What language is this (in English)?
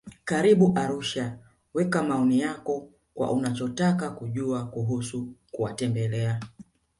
Swahili